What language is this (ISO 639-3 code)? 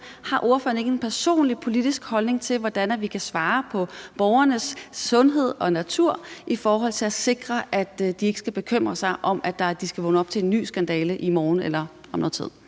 dan